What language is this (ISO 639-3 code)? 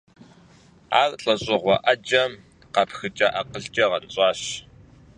kbd